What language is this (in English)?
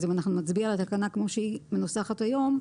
Hebrew